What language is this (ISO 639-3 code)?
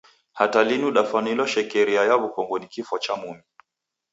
dav